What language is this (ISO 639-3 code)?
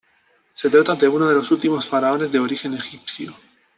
spa